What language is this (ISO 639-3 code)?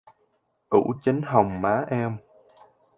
vie